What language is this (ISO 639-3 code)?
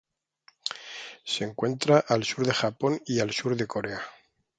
spa